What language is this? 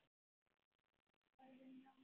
Icelandic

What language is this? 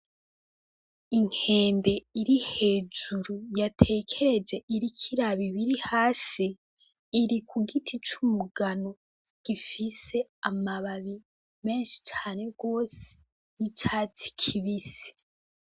Rundi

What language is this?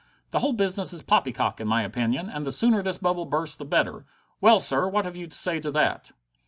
English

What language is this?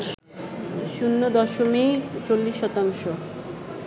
Bangla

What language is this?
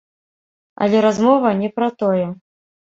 Belarusian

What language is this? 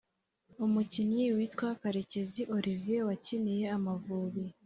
Kinyarwanda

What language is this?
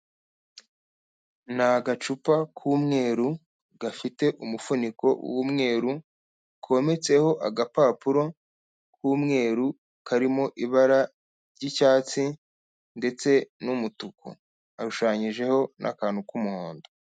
Kinyarwanda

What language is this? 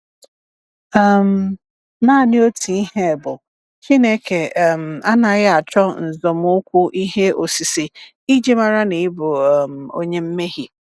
Igbo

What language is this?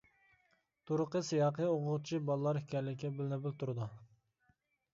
Uyghur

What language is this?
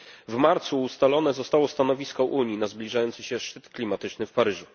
Polish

